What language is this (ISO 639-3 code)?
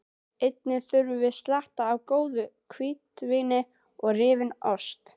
isl